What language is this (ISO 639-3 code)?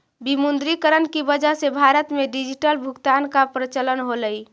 mag